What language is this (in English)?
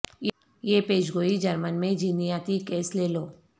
Urdu